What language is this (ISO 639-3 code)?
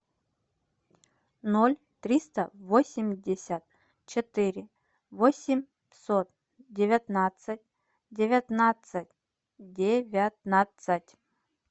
rus